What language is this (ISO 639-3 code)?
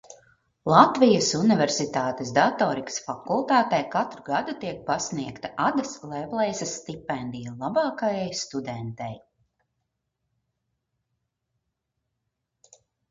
lav